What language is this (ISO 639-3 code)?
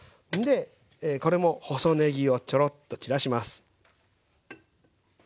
jpn